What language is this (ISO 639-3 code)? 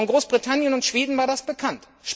deu